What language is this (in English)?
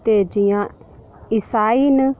Dogri